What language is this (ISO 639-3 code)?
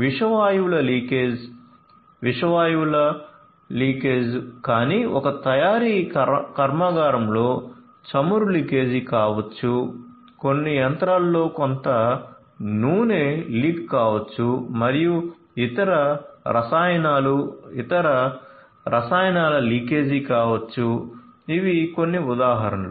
tel